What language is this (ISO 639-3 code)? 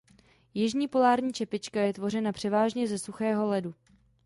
ces